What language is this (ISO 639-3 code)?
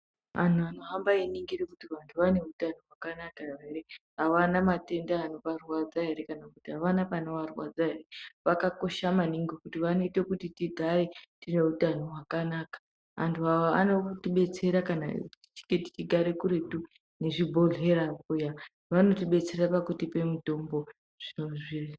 ndc